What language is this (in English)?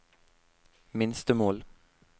Norwegian